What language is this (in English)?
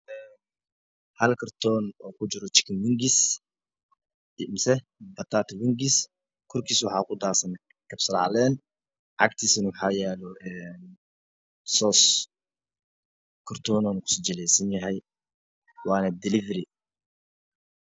Somali